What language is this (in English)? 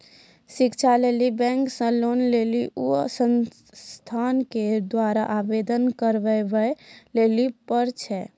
Maithili